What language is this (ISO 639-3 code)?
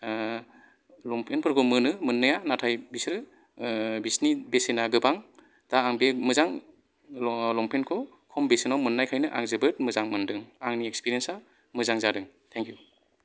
brx